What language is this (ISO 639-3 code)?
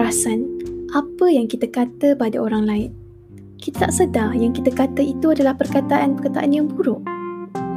msa